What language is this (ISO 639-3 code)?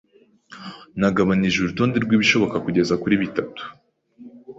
kin